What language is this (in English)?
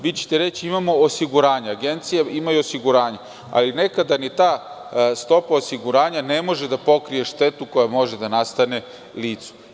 Serbian